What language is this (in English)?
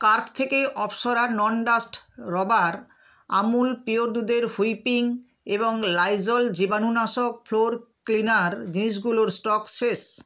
Bangla